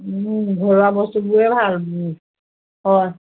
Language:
Assamese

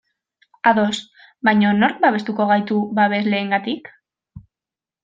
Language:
Basque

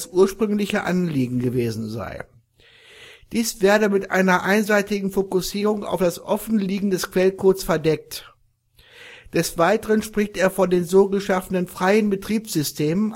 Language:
German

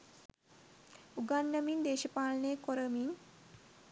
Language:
Sinhala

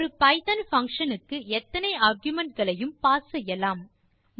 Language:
Tamil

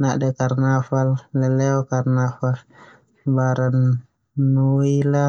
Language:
Termanu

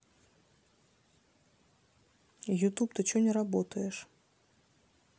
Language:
Russian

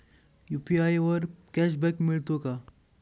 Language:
Marathi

